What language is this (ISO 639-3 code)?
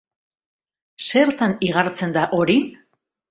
eus